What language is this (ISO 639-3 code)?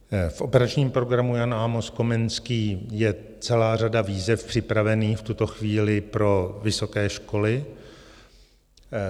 ces